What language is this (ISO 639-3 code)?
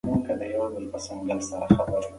pus